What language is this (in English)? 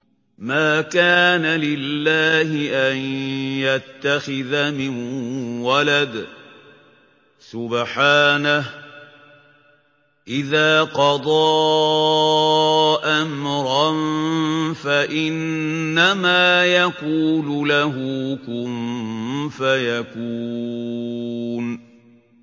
Arabic